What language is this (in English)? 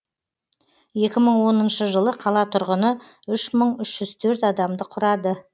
Kazakh